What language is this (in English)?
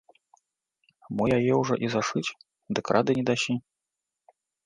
Belarusian